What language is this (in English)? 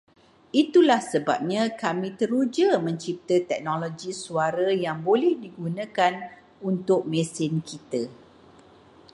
Malay